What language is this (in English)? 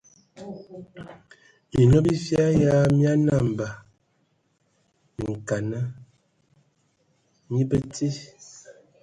Ewondo